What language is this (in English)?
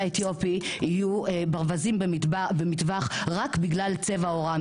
Hebrew